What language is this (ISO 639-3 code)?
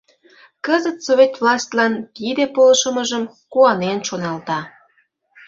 chm